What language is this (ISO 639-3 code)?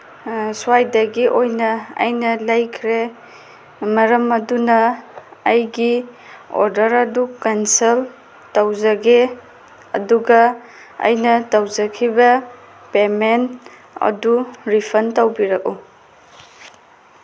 mni